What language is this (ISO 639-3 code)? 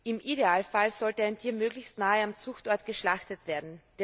deu